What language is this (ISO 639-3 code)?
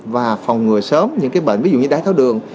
vie